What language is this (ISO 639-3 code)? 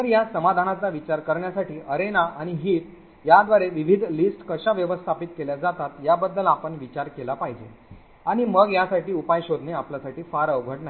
mar